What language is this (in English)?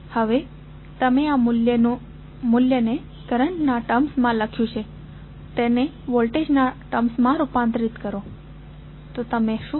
Gujarati